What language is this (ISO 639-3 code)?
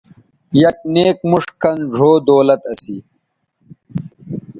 btv